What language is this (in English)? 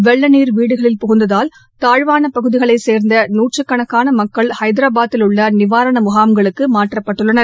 Tamil